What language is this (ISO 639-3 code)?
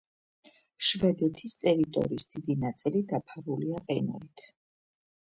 kat